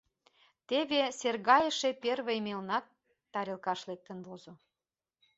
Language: Mari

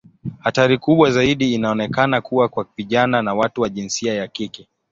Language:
Swahili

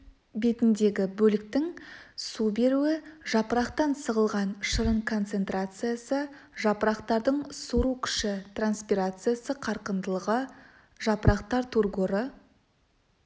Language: Kazakh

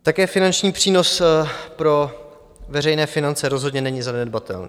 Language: Czech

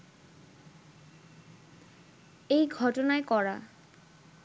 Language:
Bangla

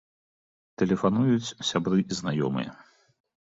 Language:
Belarusian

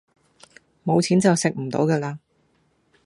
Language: Cantonese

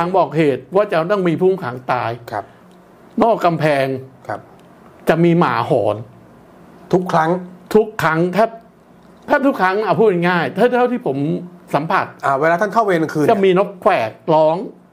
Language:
Thai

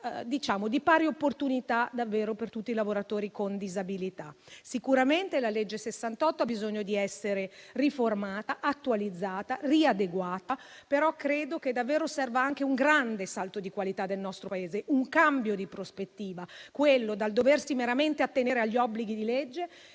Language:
Italian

